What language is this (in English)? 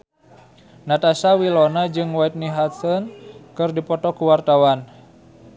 Sundanese